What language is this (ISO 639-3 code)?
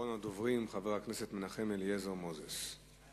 heb